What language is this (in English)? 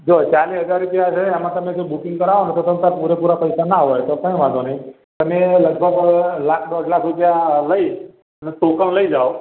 Gujarati